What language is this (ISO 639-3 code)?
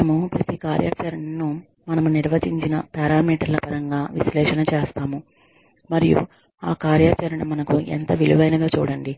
tel